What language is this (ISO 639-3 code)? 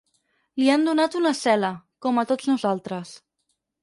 cat